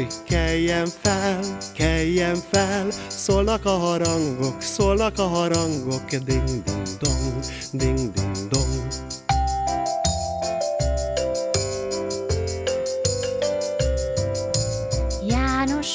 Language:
Hungarian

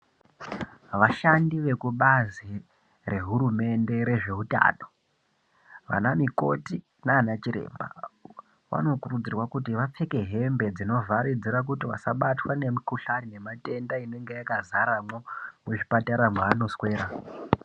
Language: Ndau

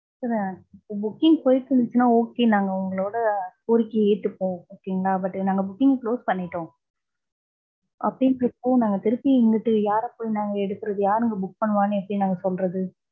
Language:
Tamil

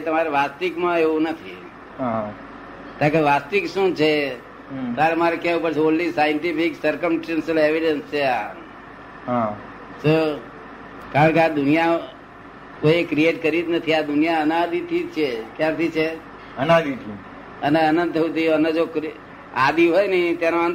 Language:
Gujarati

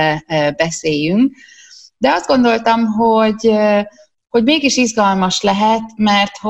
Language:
Hungarian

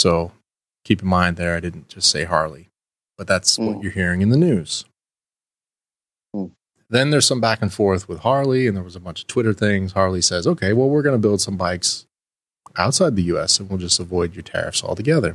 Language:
English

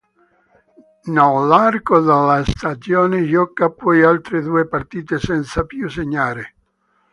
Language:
Italian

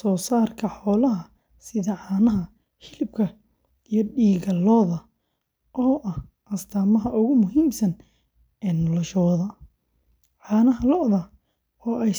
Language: Somali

